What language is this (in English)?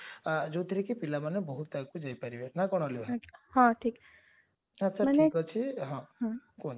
Odia